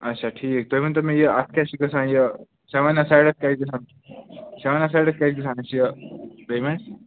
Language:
Kashmiri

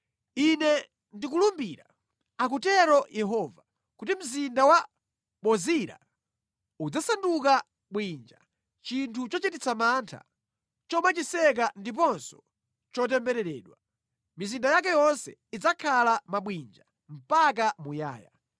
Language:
Nyanja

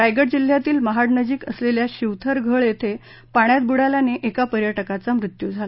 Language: Marathi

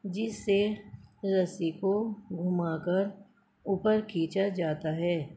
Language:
Urdu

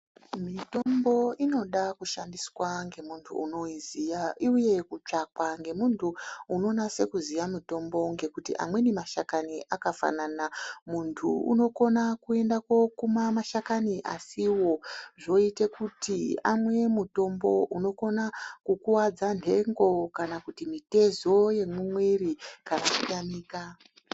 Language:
Ndau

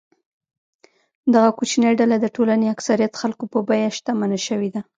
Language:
Pashto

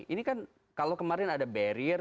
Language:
Indonesian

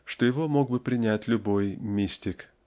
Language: Russian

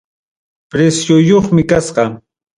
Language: Ayacucho Quechua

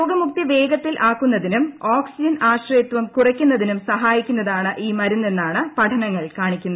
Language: Malayalam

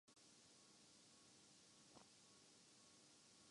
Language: Urdu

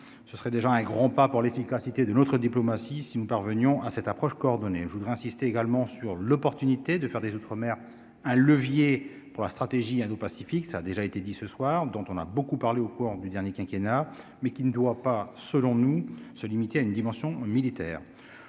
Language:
French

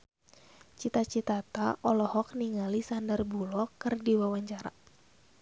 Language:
Sundanese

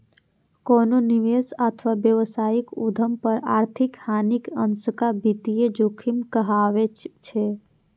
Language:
Maithili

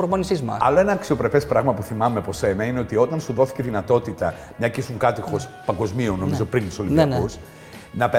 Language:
Greek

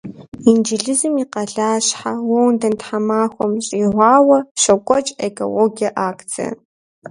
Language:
Kabardian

